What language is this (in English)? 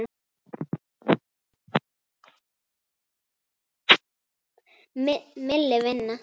Icelandic